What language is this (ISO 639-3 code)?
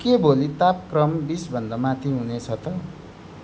nep